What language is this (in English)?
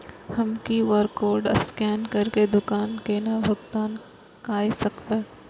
Maithili